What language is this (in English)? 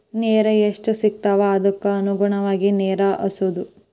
Kannada